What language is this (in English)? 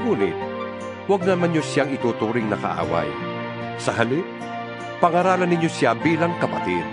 Filipino